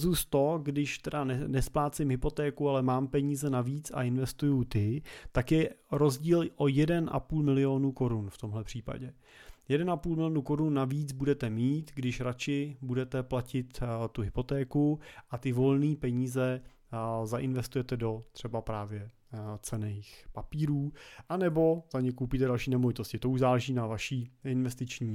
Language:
Czech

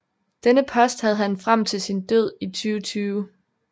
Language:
Danish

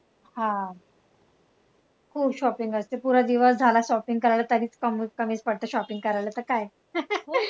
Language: Marathi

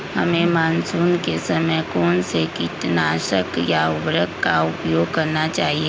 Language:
Magahi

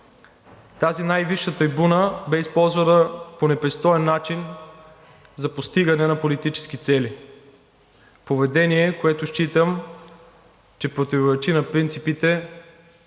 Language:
Bulgarian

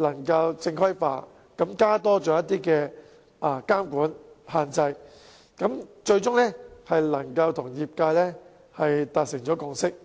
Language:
Cantonese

